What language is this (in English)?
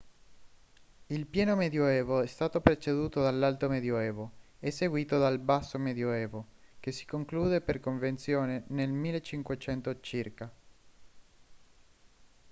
Italian